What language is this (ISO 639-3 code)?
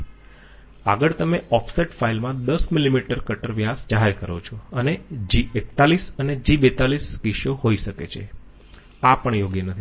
guj